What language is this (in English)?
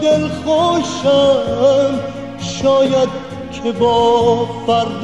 Persian